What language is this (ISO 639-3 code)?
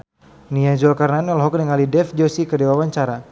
sun